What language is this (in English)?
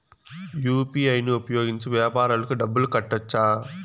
Telugu